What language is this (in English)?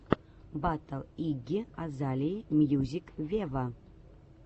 Russian